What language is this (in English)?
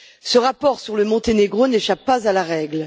French